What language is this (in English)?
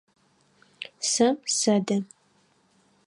Adyghe